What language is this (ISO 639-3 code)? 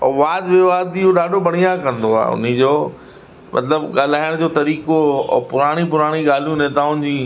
snd